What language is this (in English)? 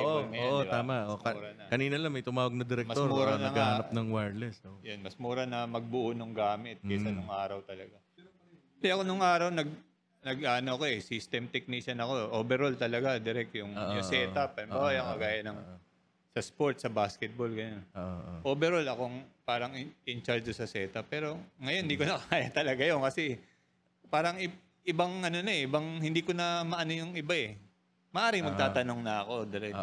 Filipino